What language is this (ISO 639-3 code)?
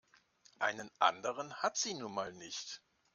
deu